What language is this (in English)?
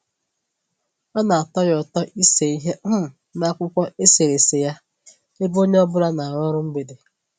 Igbo